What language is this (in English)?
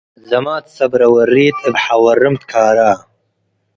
Tigre